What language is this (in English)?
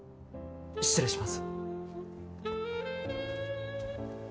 Japanese